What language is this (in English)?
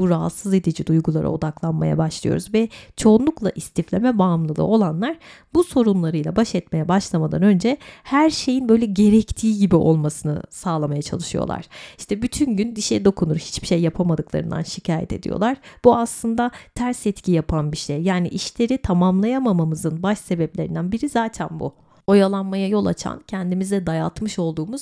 Turkish